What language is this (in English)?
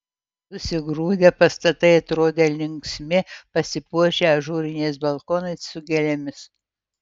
Lithuanian